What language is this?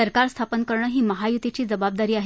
Marathi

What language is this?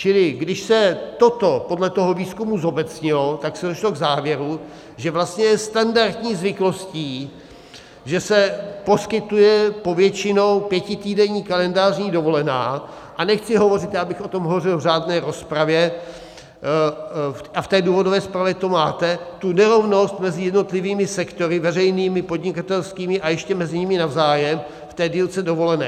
Czech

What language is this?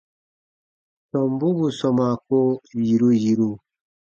Baatonum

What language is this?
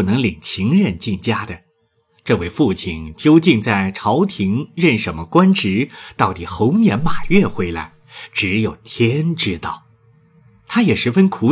Chinese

